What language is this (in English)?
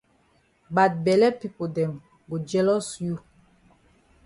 Cameroon Pidgin